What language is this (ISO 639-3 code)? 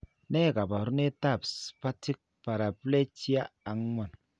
kln